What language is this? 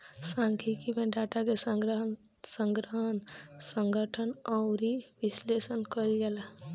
Bhojpuri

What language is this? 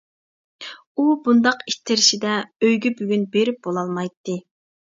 Uyghur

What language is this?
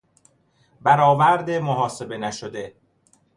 Persian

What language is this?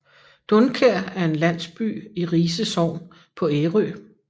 Danish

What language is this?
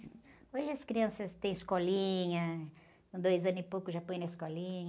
Portuguese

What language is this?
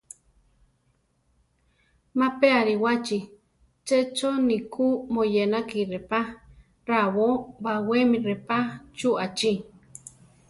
Central Tarahumara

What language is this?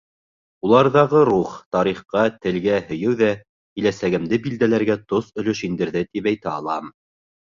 Bashkir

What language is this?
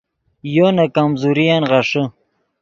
Yidgha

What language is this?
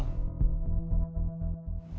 Indonesian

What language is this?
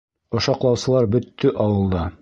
Bashkir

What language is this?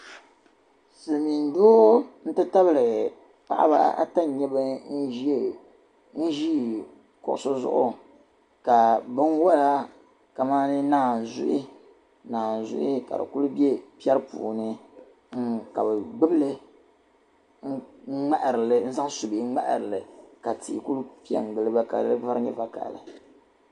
Dagbani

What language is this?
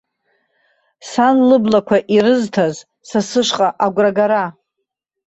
Abkhazian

